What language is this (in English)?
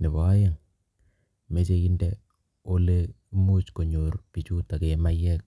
Kalenjin